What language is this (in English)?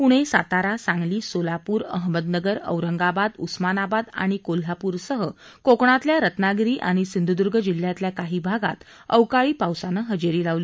Marathi